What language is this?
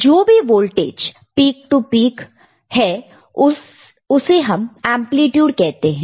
Hindi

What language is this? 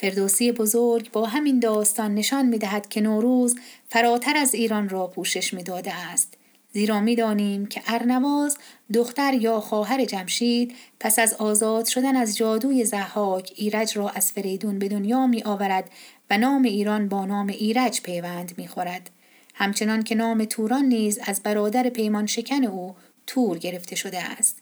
Persian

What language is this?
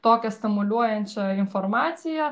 Lithuanian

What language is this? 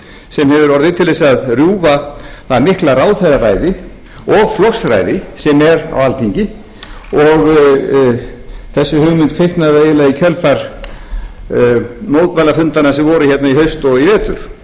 Icelandic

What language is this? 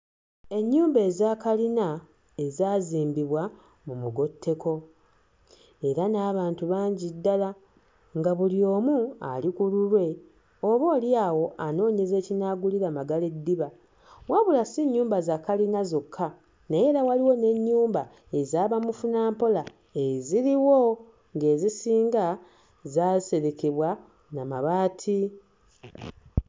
Ganda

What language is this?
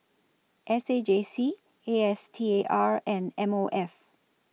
English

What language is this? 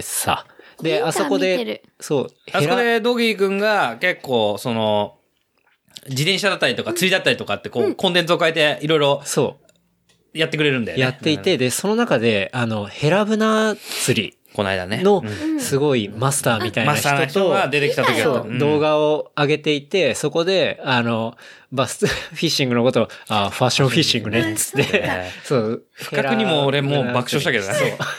Japanese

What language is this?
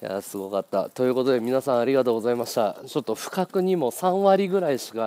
Japanese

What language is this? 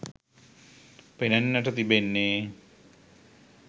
Sinhala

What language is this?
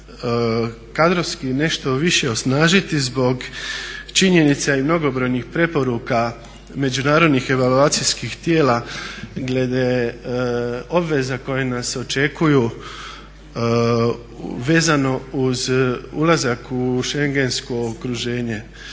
Croatian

